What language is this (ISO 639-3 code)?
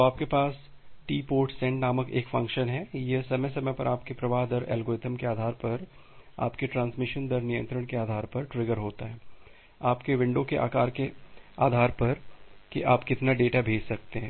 hin